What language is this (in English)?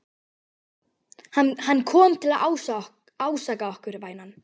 Icelandic